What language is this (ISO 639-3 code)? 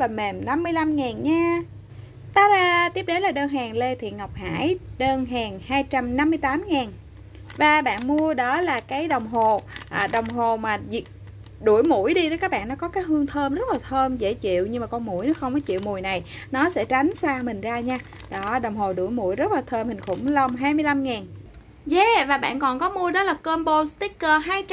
vie